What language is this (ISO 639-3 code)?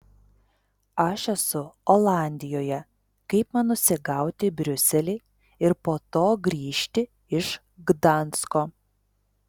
lit